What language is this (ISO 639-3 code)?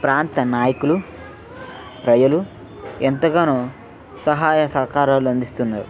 tel